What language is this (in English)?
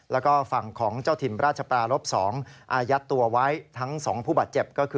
Thai